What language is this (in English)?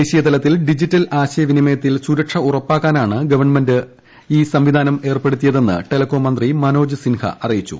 Malayalam